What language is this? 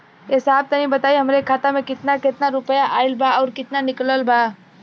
Bhojpuri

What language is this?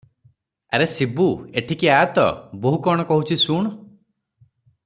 Odia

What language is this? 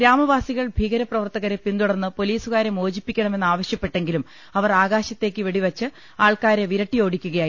Malayalam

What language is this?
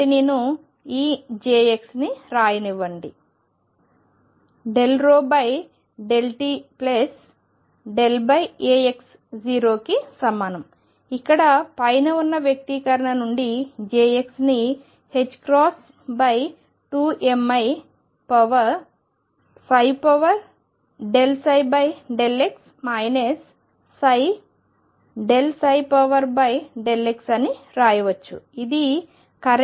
Telugu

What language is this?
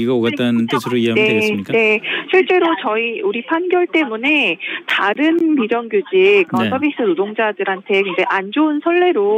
Korean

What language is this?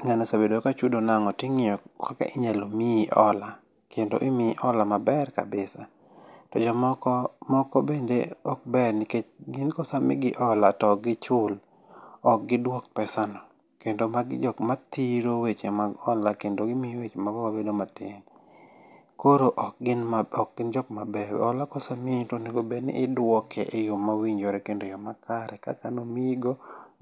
Luo (Kenya and Tanzania)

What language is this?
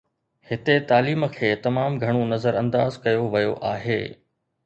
Sindhi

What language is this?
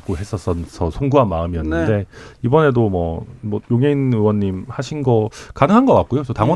Korean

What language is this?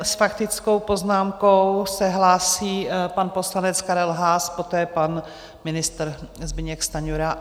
Czech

